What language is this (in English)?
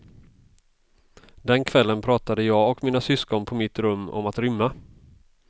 Swedish